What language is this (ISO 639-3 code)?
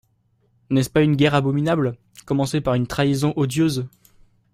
fra